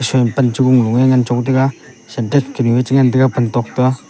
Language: Wancho Naga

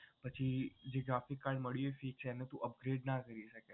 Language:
Gujarati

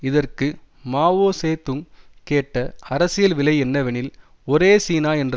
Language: Tamil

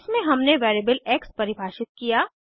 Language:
Hindi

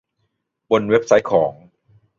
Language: Thai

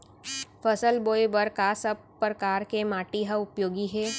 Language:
Chhattisgarhi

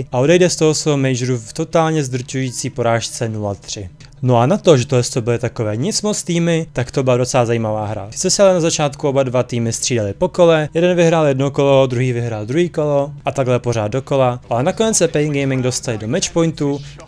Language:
Czech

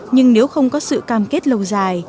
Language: Vietnamese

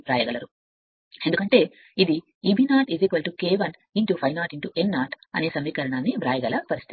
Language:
Telugu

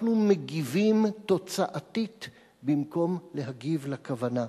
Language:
Hebrew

